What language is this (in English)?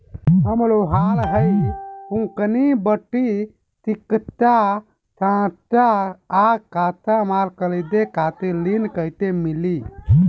Bhojpuri